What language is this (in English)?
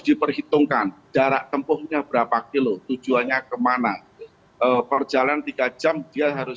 Indonesian